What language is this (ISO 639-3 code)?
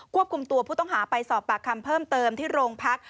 tha